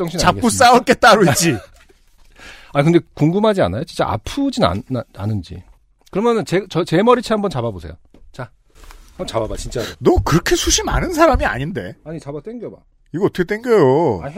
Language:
Korean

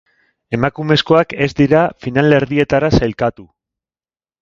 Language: Basque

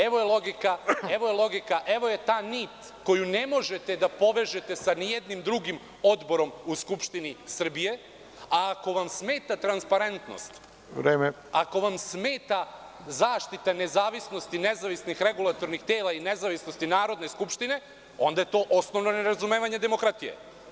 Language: Serbian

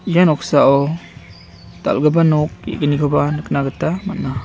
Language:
Garo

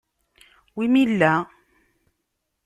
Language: Kabyle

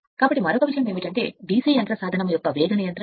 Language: Telugu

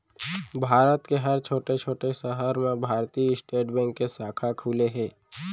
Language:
Chhattisgarhi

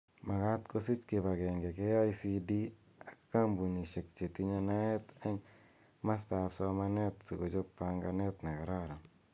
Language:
Kalenjin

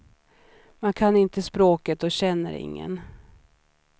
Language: Swedish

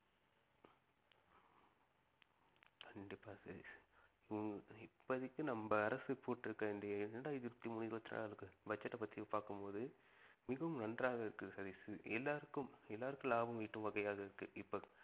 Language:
Tamil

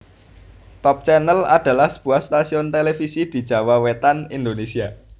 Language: Javanese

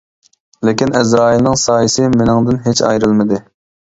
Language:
Uyghur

